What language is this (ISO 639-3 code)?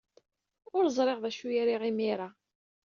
kab